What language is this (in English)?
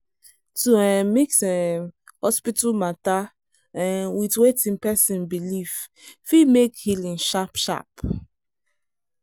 Nigerian Pidgin